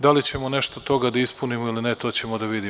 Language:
Serbian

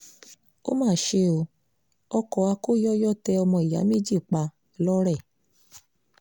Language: Yoruba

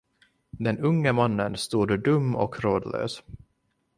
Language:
Swedish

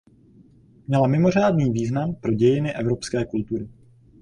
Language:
Czech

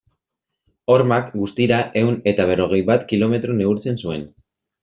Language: Basque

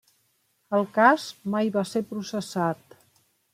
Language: Catalan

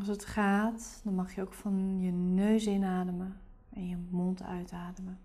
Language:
Dutch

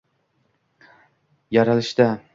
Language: Uzbek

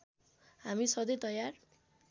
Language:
Nepali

